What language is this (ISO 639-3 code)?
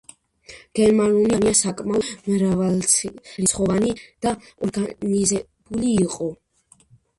kat